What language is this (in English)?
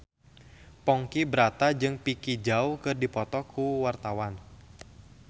Sundanese